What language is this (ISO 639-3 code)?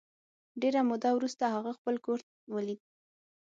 pus